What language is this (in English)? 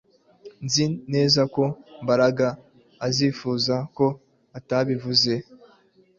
Kinyarwanda